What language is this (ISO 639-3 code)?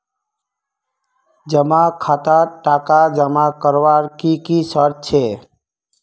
mag